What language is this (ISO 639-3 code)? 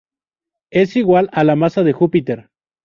spa